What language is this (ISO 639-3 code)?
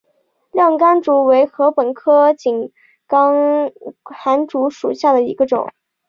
zho